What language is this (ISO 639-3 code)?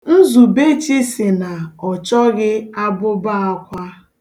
ibo